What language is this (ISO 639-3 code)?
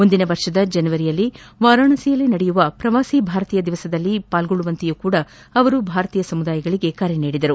kan